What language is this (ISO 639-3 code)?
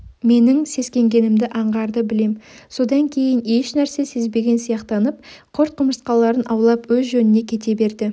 kaz